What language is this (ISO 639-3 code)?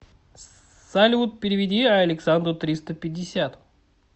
rus